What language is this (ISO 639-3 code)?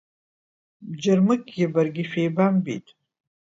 abk